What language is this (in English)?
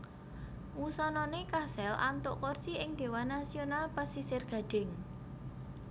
Javanese